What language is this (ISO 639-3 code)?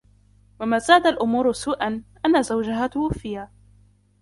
ara